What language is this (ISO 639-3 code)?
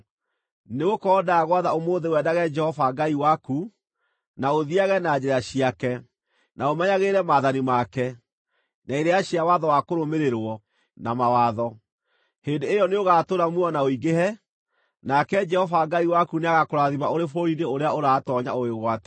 kik